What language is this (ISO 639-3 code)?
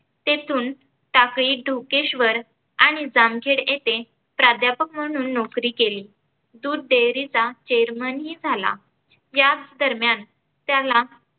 mar